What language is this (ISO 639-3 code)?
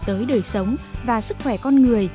vie